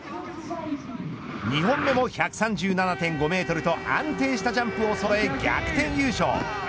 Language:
Japanese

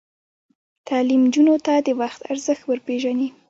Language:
Pashto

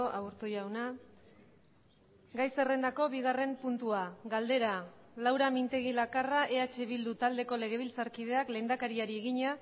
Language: Basque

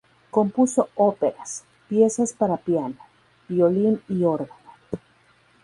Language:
Spanish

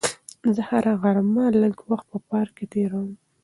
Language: Pashto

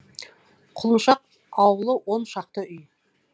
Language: Kazakh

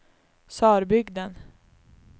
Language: Swedish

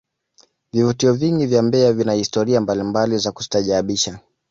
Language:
Swahili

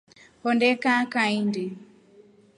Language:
Rombo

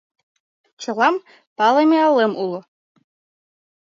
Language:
Mari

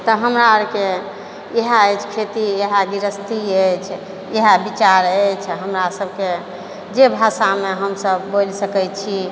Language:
Maithili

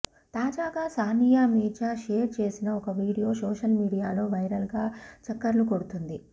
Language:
Telugu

